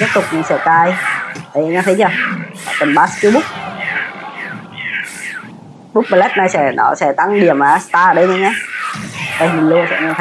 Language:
Vietnamese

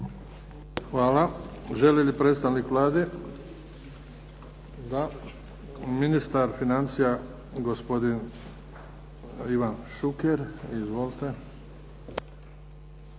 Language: Croatian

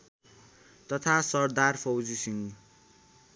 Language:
Nepali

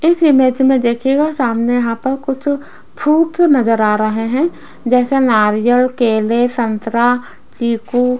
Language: Hindi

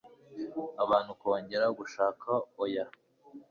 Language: Kinyarwanda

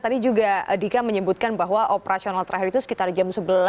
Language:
Indonesian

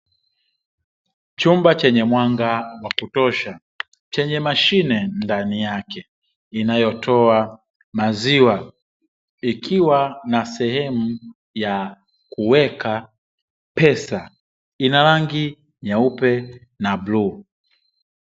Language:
Swahili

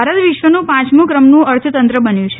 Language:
Gujarati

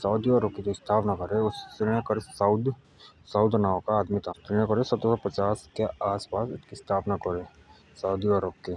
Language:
Jaunsari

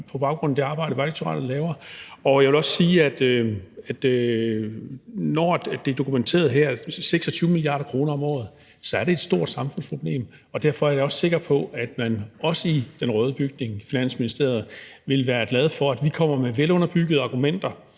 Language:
Danish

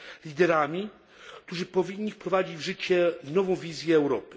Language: Polish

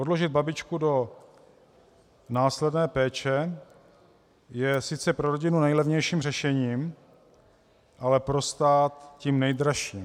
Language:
Czech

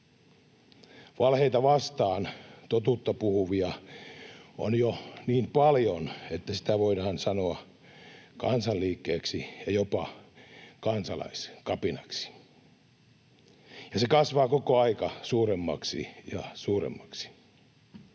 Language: Finnish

